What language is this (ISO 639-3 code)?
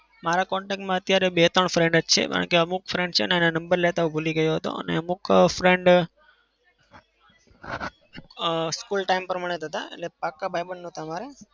guj